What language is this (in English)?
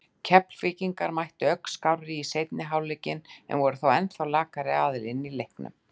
Icelandic